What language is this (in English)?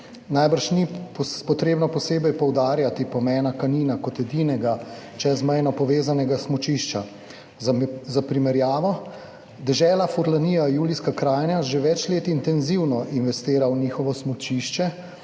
Slovenian